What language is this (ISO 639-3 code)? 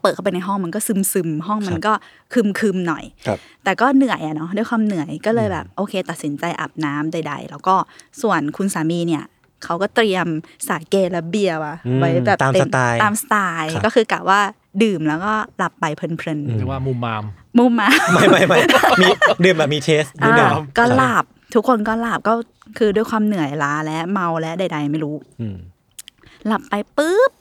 tha